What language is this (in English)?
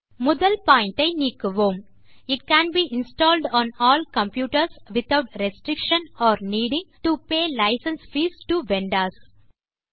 Tamil